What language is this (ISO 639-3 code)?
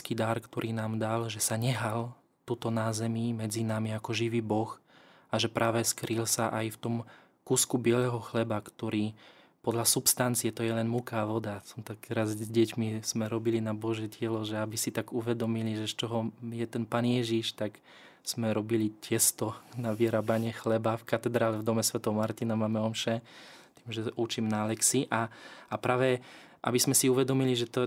slk